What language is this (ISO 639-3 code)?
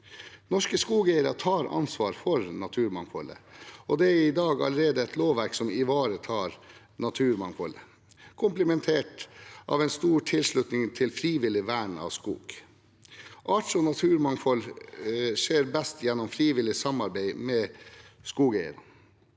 nor